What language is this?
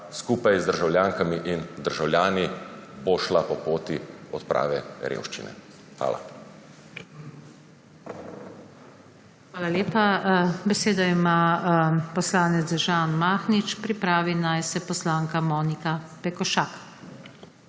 Slovenian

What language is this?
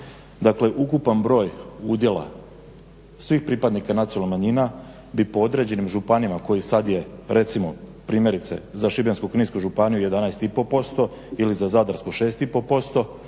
Croatian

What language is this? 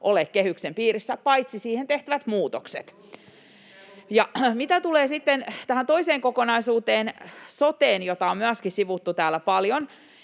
Finnish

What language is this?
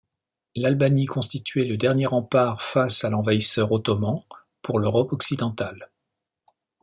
French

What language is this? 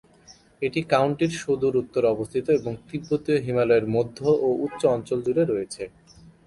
Bangla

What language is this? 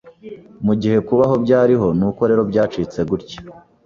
Kinyarwanda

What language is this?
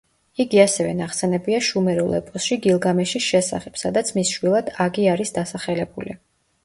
Georgian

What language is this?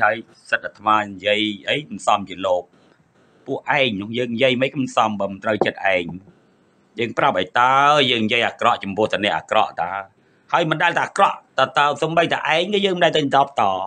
Thai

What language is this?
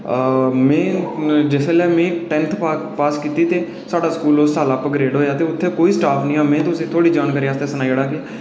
Dogri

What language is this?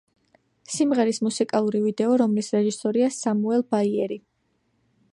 Georgian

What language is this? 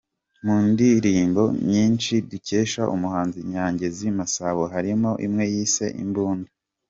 Kinyarwanda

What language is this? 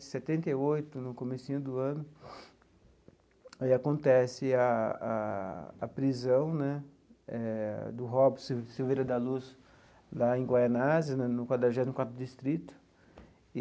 Portuguese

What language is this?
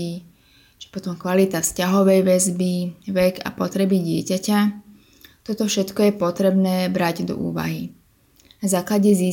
Slovak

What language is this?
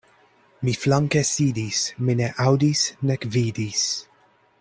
Esperanto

